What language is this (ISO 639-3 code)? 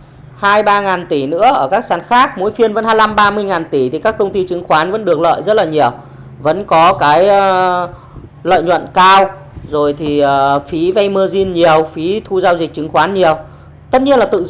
vie